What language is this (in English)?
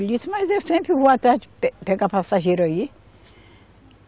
Portuguese